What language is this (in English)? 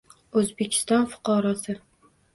Uzbek